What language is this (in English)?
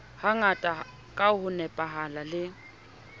Southern Sotho